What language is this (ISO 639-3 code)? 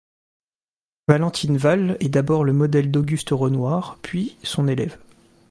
fra